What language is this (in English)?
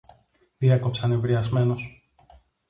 Greek